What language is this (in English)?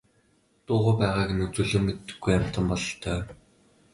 Mongolian